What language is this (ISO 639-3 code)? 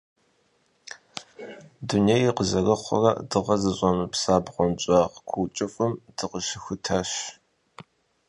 kbd